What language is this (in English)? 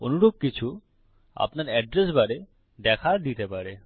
Bangla